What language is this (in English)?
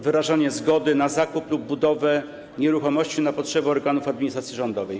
Polish